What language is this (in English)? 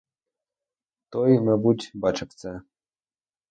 Ukrainian